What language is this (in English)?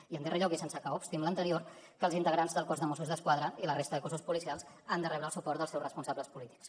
Catalan